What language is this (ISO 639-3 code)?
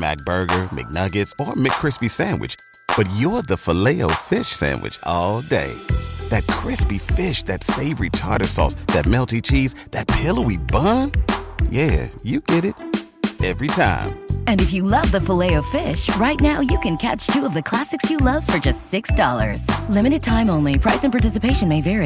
zho